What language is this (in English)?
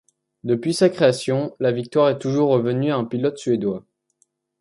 French